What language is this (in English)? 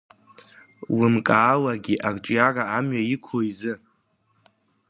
Abkhazian